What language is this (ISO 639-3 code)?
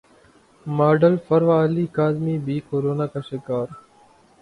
urd